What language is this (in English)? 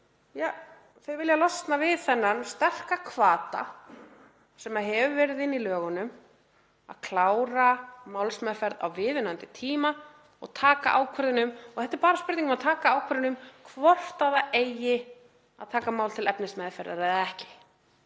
Icelandic